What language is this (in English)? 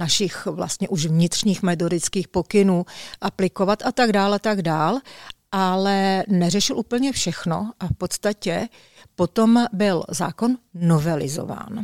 Czech